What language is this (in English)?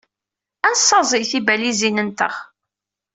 Kabyle